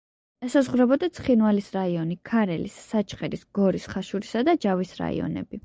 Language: Georgian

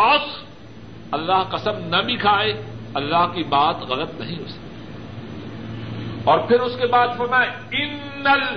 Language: Urdu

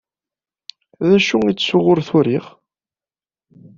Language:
Kabyle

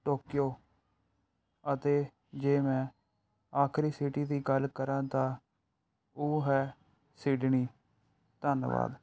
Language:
Punjabi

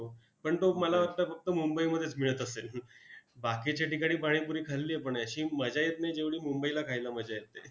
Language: Marathi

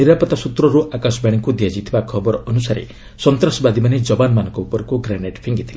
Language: Odia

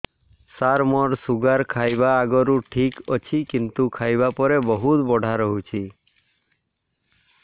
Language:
Odia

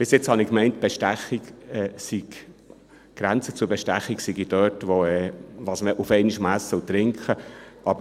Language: Swiss German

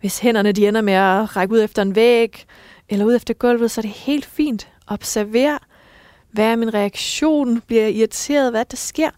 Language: Danish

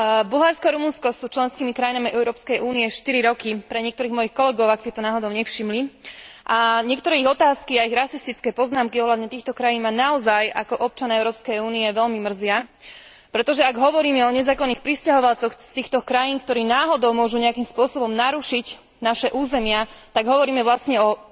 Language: Slovak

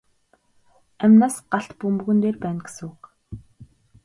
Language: Mongolian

